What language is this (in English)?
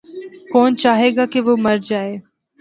Urdu